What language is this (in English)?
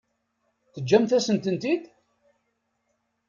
Kabyle